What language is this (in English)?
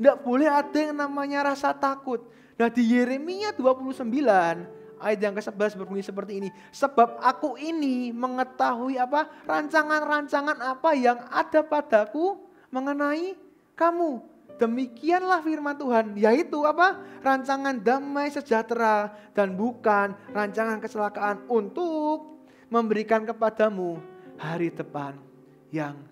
Indonesian